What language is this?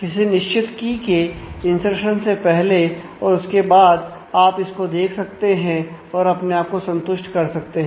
Hindi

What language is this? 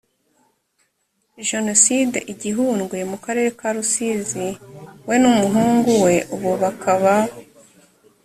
Kinyarwanda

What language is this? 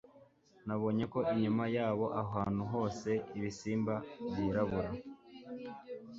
Kinyarwanda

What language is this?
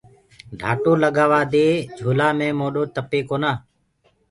Gurgula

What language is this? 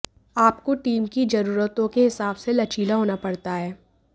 Hindi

